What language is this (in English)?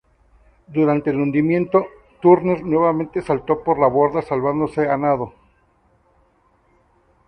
Spanish